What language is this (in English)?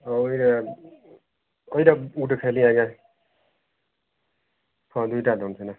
Odia